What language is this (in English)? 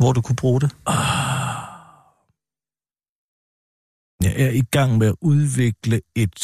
Danish